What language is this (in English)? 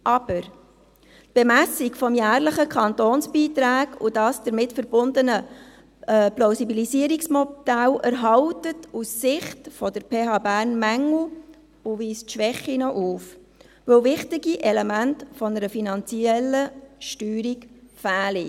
Swiss German